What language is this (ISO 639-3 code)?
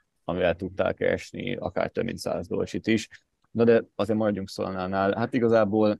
hun